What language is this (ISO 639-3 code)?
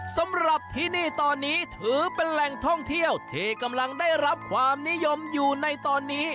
tha